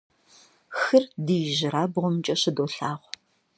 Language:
Kabardian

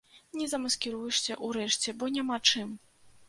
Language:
Belarusian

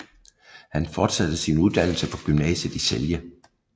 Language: Danish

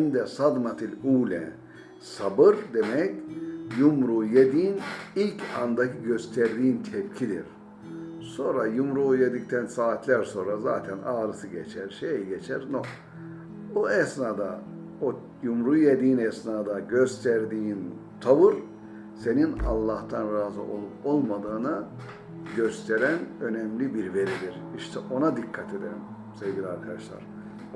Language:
Turkish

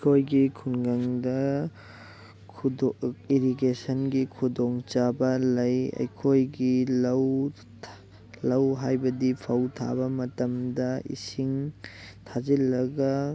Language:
Manipuri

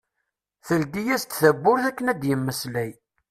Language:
Kabyle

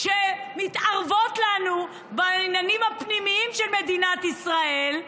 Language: Hebrew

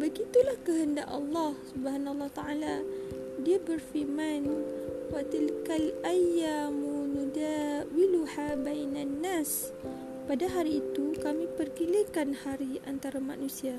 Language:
Malay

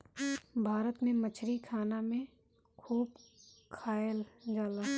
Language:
Bhojpuri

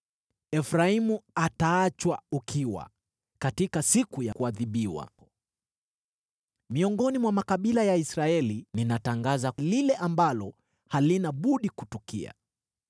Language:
Swahili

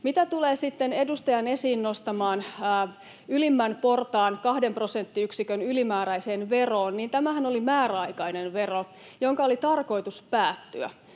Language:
Finnish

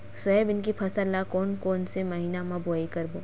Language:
Chhattisgarhi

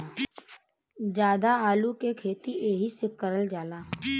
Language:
Bhojpuri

